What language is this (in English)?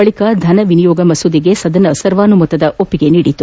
Kannada